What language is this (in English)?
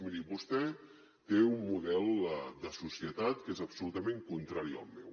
Catalan